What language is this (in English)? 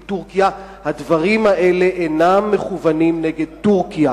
Hebrew